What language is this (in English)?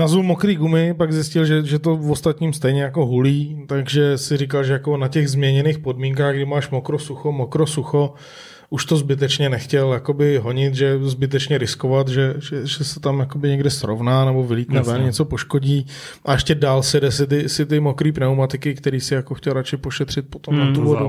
Czech